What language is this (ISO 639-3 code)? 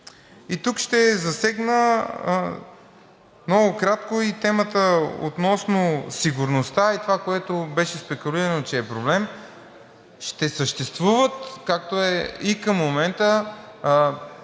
bul